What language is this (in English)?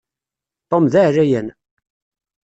Kabyle